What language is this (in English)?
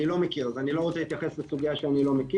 Hebrew